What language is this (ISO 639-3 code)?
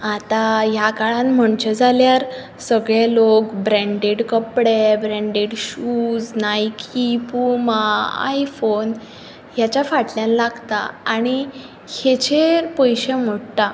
kok